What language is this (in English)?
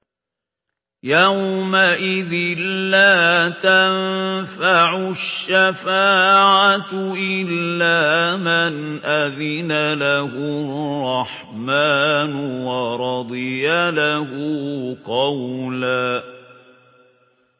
Arabic